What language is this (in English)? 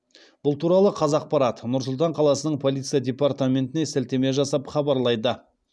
Kazakh